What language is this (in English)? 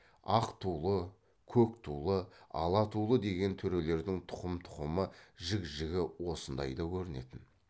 Kazakh